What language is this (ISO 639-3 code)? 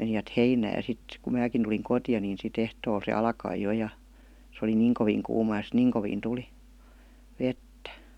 fin